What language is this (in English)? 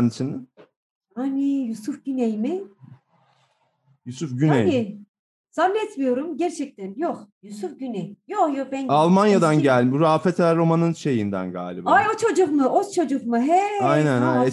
Turkish